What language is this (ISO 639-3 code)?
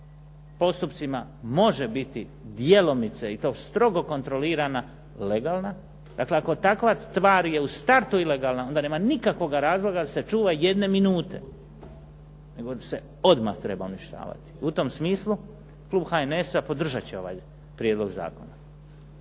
hrv